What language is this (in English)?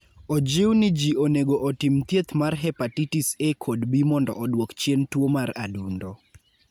Luo (Kenya and Tanzania)